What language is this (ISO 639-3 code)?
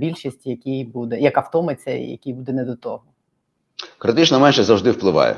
ukr